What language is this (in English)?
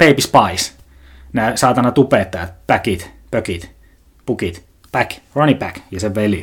Finnish